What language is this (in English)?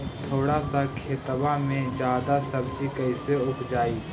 Magahi